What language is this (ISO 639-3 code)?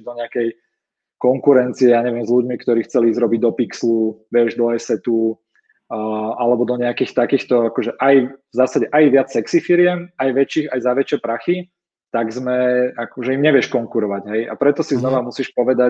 slk